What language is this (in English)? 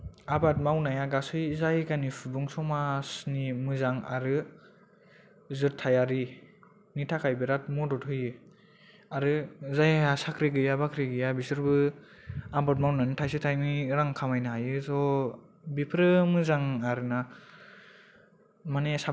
Bodo